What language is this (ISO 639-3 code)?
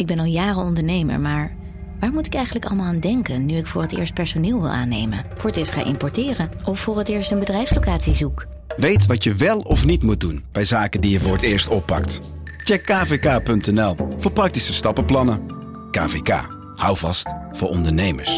nld